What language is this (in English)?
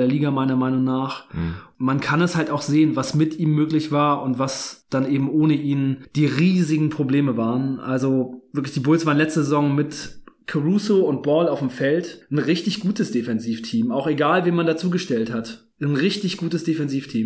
German